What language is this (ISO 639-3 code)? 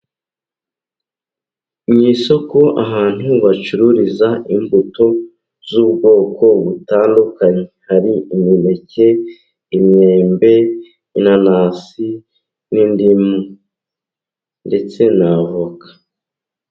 kin